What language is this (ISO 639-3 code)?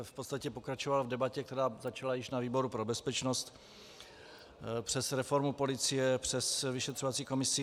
ces